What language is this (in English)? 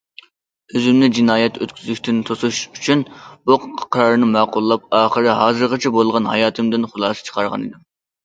Uyghur